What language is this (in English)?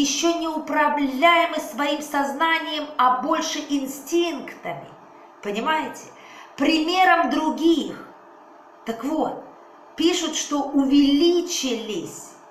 Russian